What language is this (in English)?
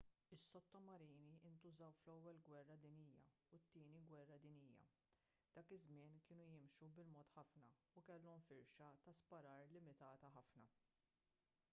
Maltese